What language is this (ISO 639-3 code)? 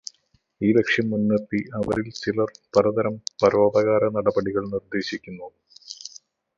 mal